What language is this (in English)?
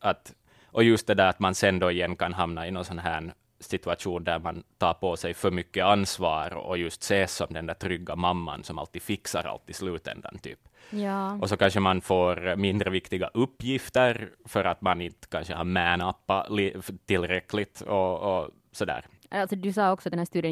Swedish